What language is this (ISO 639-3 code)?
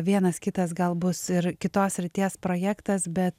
lit